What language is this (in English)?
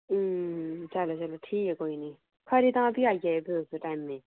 Dogri